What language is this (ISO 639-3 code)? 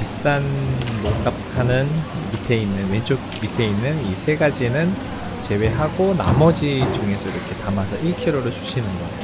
kor